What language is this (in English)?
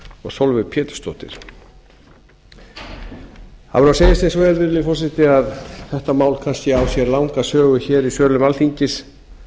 Icelandic